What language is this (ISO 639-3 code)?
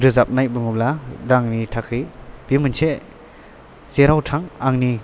brx